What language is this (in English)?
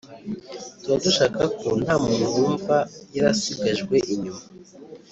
Kinyarwanda